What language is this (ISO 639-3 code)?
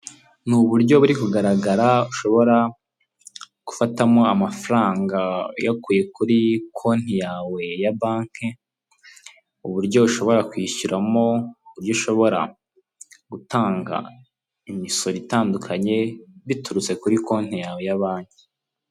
kin